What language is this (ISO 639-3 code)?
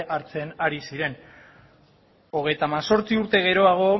eus